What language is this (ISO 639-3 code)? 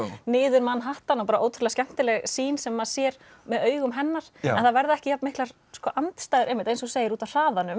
isl